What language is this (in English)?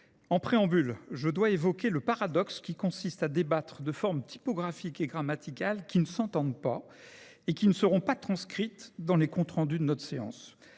French